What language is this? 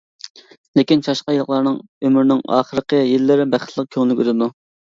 Uyghur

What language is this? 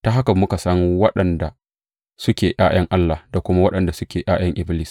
Hausa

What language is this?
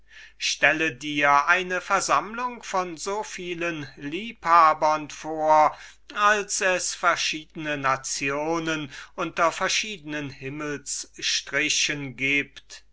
German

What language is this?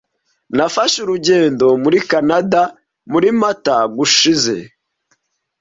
Kinyarwanda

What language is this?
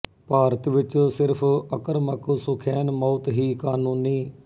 Punjabi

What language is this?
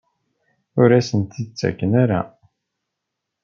Kabyle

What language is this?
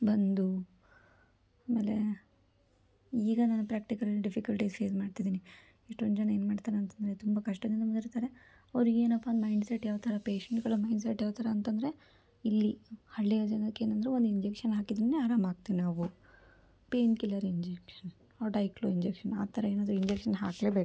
Kannada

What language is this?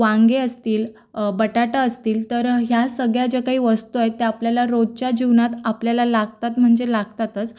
Marathi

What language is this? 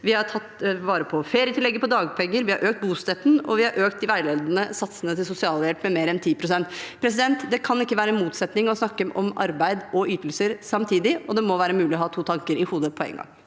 Norwegian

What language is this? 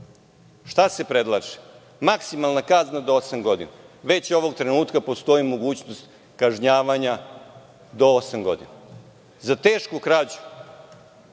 Serbian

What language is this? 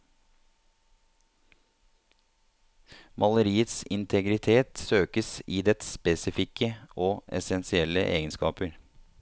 Norwegian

